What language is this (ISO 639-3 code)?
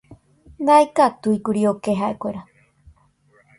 grn